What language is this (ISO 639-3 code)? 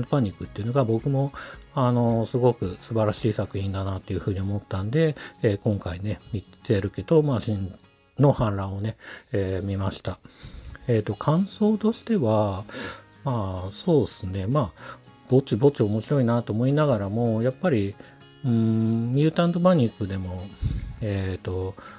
jpn